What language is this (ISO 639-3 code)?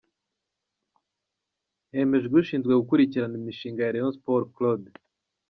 kin